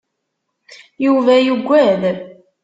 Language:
Kabyle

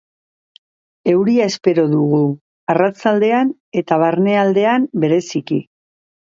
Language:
Basque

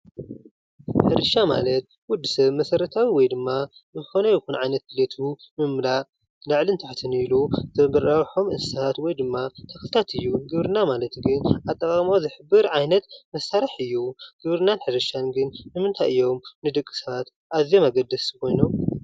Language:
Tigrinya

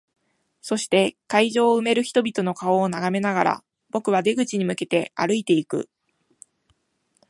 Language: Japanese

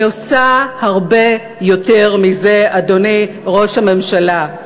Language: Hebrew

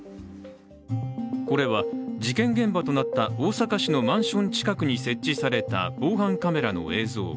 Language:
Japanese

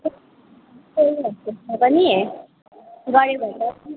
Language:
Nepali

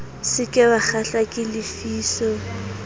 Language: Southern Sotho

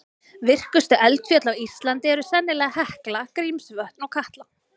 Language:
Icelandic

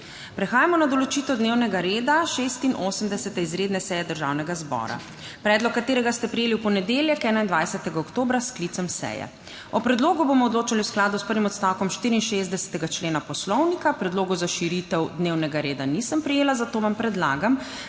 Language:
Slovenian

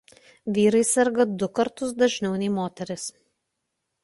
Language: Lithuanian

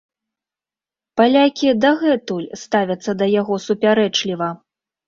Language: Belarusian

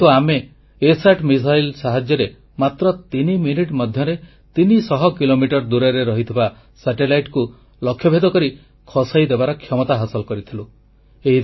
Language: Odia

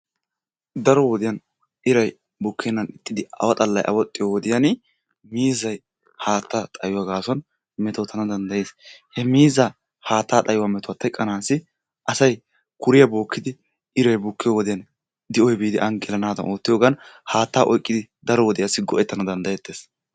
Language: Wolaytta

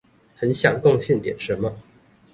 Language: Chinese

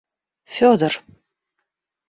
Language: Russian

